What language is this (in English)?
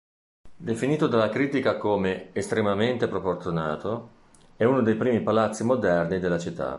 Italian